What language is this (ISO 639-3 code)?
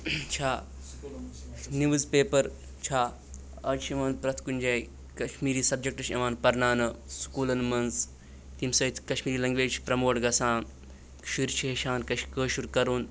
kas